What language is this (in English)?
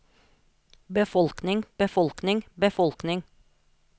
Norwegian